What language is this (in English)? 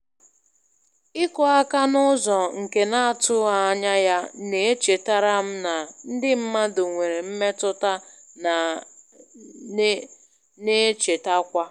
Igbo